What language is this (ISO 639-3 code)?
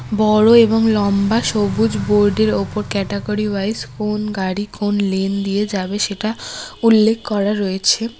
ben